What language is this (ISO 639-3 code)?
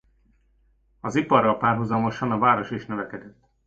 hun